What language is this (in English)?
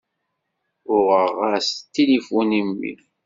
Kabyle